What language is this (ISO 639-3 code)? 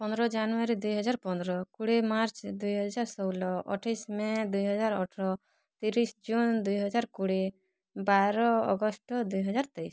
ori